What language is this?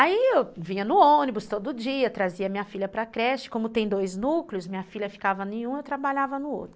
Portuguese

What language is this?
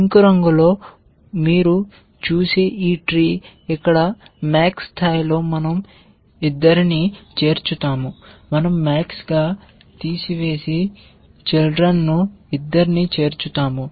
Telugu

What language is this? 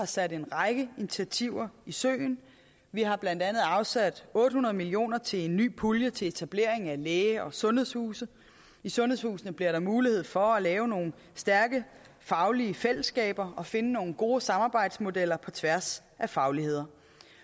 Danish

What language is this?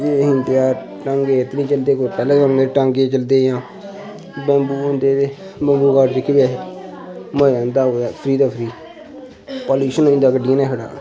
Dogri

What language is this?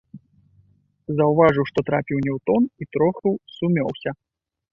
Belarusian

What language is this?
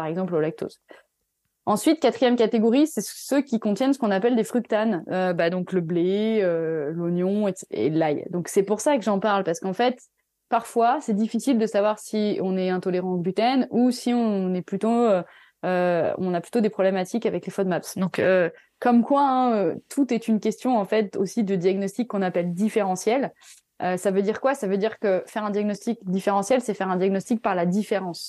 French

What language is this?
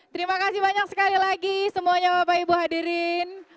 Indonesian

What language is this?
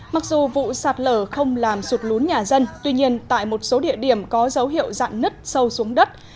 Vietnamese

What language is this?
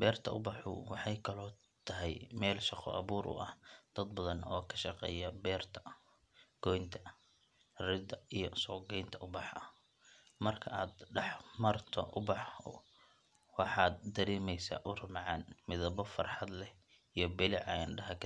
Somali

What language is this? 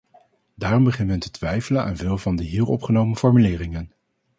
Dutch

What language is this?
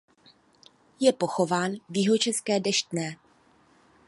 Czech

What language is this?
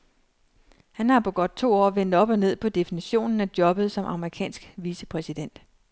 Danish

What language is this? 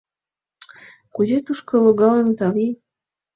Mari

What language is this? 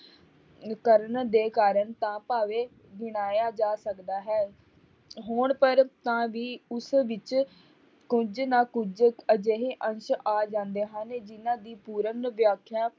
Punjabi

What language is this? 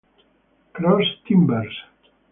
Italian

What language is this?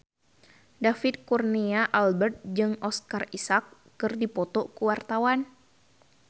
Sundanese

